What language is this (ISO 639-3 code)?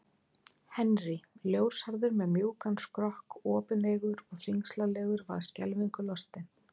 isl